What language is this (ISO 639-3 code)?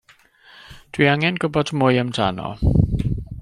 cym